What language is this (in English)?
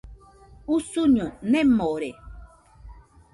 Nüpode Huitoto